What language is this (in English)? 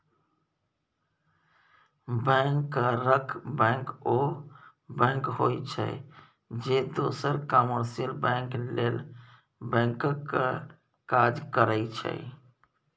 Maithili